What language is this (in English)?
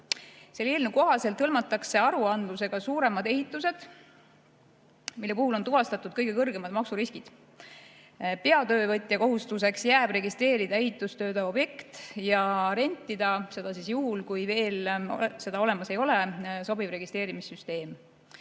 Estonian